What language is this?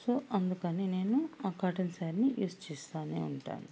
Telugu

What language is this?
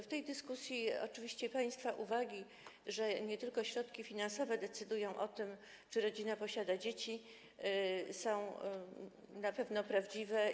Polish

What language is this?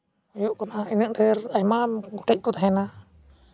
Santali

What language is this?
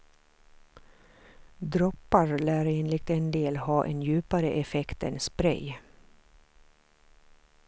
Swedish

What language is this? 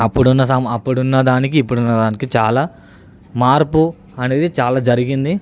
Telugu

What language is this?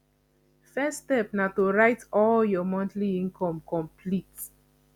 Nigerian Pidgin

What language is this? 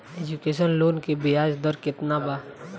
Bhojpuri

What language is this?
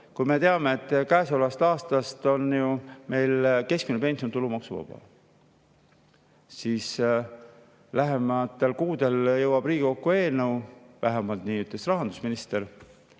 Estonian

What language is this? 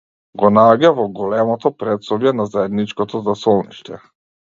Macedonian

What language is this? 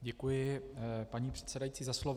Czech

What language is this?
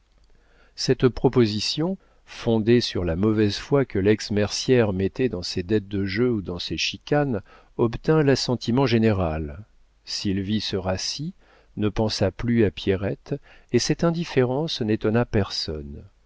French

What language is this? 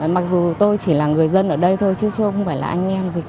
Vietnamese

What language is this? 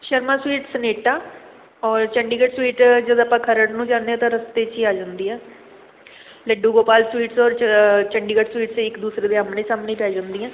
Punjabi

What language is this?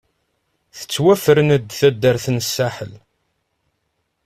Kabyle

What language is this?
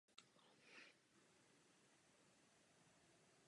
Czech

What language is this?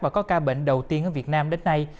Vietnamese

